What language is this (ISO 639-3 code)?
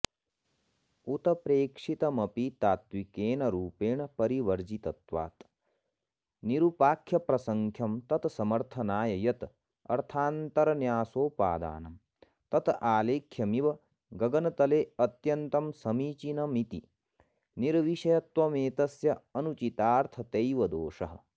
san